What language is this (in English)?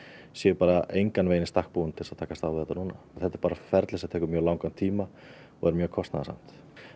Icelandic